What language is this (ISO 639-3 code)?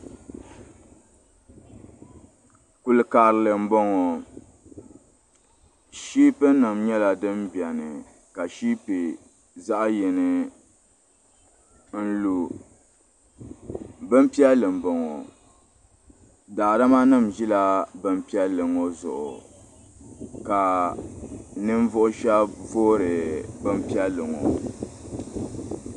dag